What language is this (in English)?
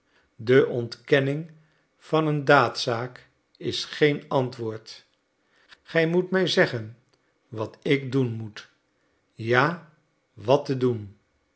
Dutch